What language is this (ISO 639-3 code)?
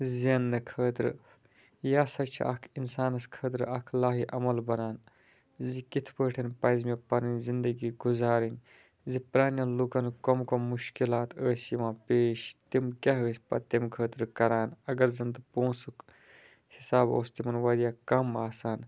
kas